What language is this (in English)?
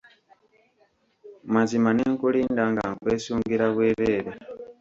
Ganda